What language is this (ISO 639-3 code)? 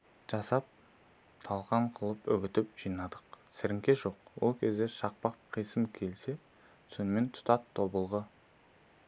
kaz